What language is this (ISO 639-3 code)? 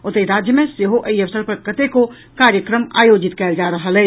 mai